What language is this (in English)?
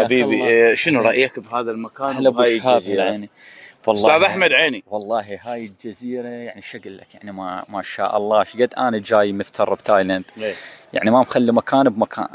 Arabic